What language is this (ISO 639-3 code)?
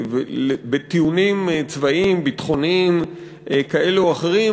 heb